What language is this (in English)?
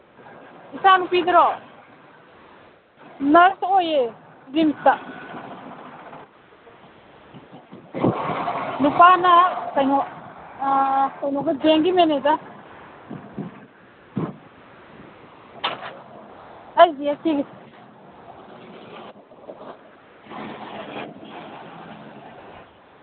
Manipuri